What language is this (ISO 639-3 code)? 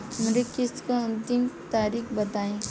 bho